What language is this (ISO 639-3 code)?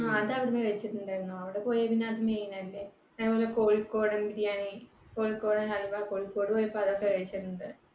mal